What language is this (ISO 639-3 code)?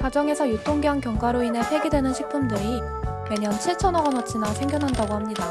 kor